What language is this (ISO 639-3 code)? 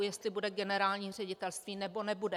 ces